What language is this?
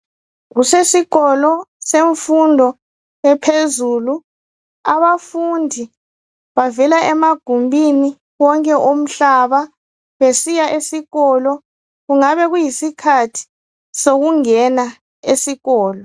North Ndebele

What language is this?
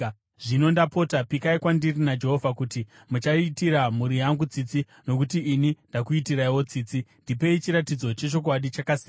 Shona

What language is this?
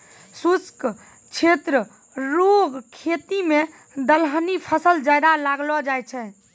Maithili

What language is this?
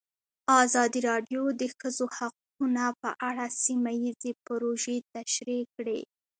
Pashto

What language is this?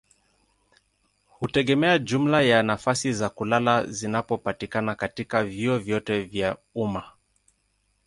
Swahili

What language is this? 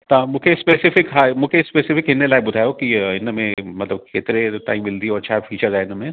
Sindhi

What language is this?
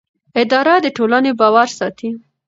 Pashto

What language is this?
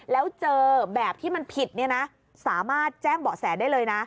Thai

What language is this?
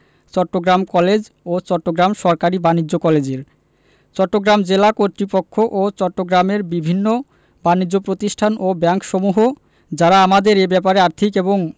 Bangla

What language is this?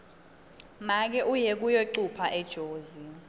Swati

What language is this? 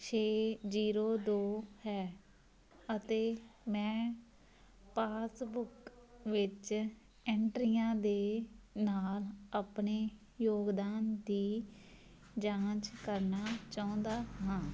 Punjabi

